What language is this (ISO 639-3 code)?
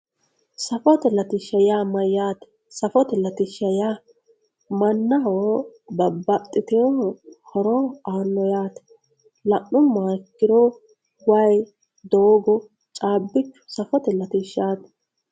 sid